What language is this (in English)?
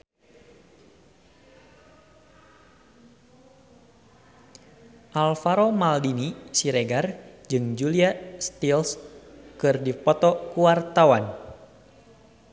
Sundanese